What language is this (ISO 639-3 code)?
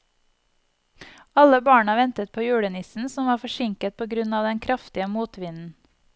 nor